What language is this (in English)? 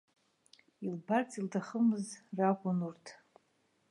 Abkhazian